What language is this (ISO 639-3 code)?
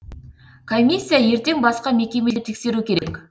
kaz